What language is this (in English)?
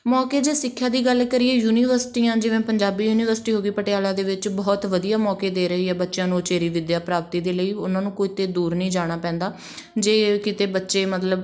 Punjabi